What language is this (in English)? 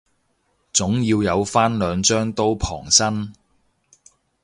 Cantonese